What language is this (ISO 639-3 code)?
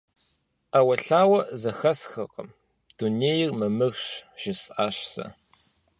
kbd